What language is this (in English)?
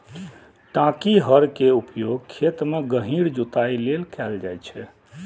Maithili